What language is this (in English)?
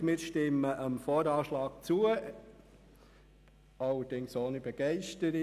Swiss German